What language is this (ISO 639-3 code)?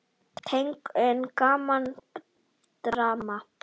isl